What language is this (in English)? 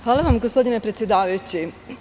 Serbian